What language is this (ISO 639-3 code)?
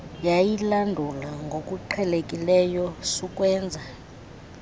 xho